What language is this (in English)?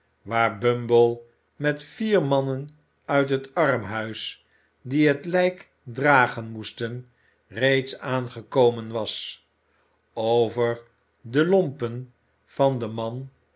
Dutch